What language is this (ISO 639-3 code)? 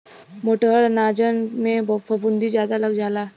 bho